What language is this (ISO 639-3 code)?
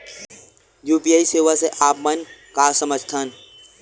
hne